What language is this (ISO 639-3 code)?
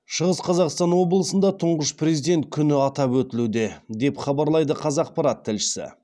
kaz